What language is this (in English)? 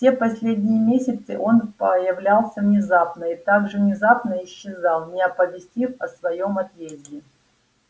Russian